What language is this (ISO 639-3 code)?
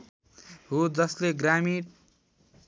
nep